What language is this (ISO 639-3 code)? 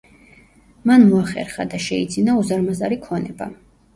kat